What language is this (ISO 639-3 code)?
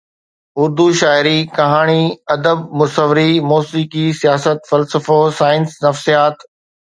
snd